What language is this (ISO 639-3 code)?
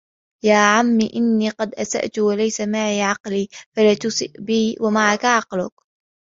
ara